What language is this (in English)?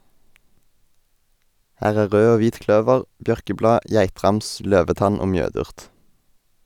Norwegian